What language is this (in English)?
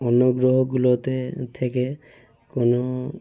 Bangla